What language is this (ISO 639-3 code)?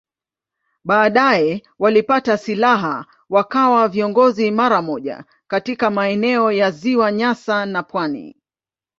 swa